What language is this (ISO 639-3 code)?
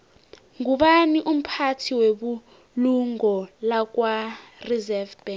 nbl